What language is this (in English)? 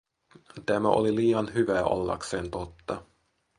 Finnish